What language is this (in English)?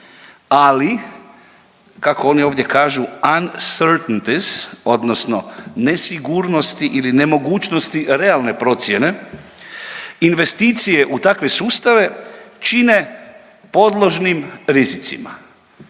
Croatian